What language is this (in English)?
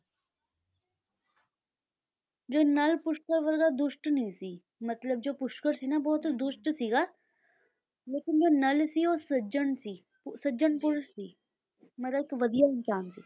Punjabi